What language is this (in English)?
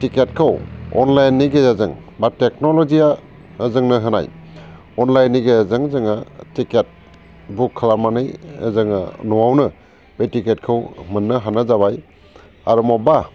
Bodo